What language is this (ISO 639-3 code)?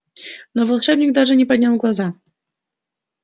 rus